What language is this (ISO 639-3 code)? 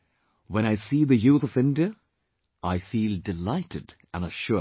eng